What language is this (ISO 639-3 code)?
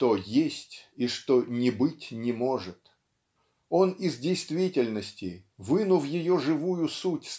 rus